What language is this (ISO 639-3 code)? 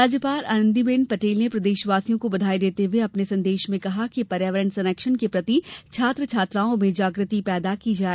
hin